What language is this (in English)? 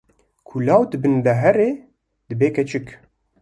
Kurdish